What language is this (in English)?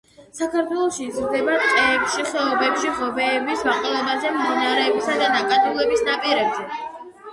Georgian